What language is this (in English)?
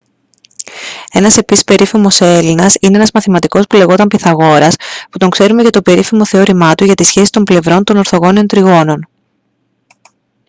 Greek